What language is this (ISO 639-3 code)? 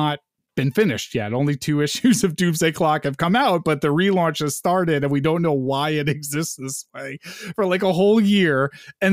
eng